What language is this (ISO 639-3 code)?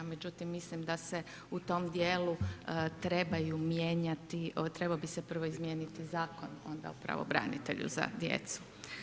hrv